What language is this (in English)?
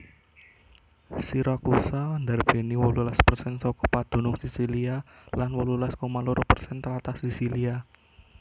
Javanese